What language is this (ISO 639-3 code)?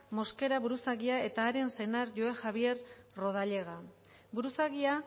eus